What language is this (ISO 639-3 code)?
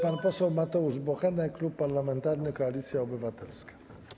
pol